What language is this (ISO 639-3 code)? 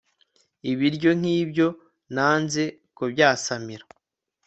kin